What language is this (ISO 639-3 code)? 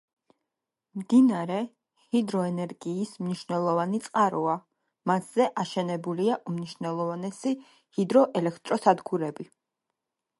kat